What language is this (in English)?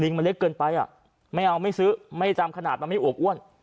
Thai